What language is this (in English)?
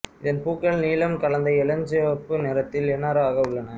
Tamil